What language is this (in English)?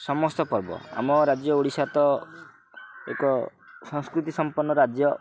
Odia